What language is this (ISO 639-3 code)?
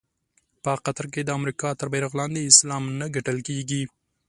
pus